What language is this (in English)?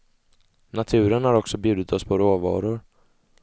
Swedish